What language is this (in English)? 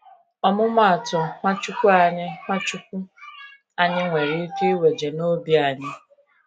Igbo